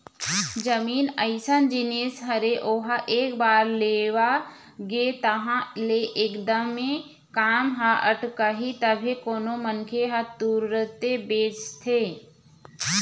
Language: Chhattisgarhi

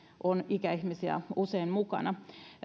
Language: Finnish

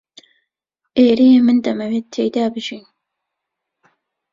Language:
Central Kurdish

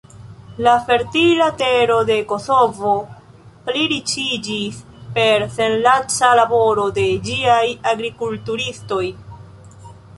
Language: Esperanto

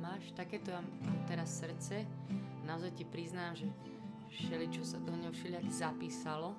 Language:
Slovak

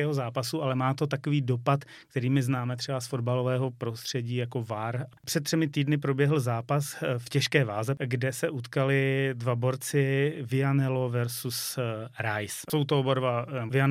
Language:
Czech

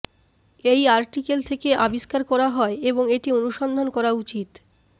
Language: Bangla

